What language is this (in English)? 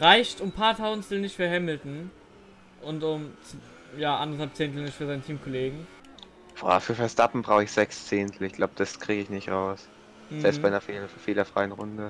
German